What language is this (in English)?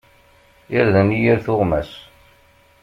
Kabyle